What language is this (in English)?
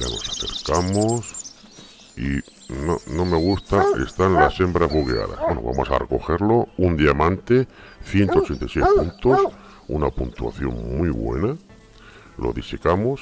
Spanish